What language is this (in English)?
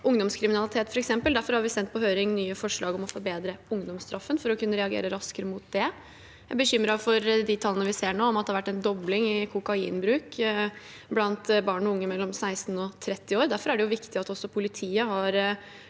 Norwegian